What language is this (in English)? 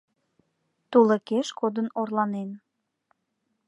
Mari